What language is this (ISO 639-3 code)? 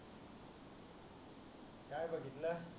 mar